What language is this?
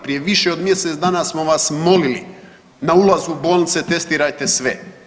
Croatian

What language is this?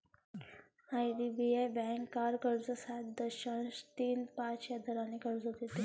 Marathi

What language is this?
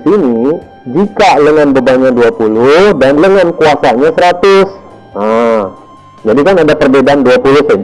Indonesian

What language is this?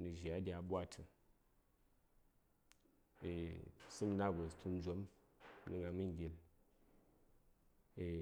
Saya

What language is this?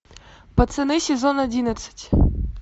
Russian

